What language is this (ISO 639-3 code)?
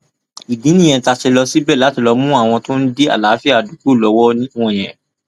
yor